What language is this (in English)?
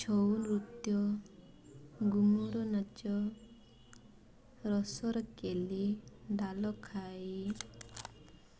Odia